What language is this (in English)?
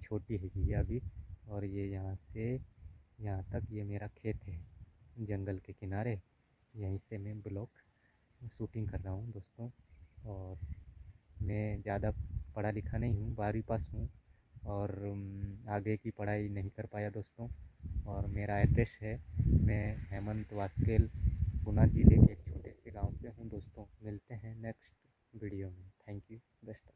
Hindi